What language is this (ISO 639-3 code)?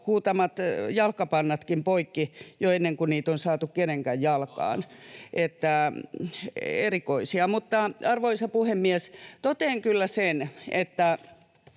fin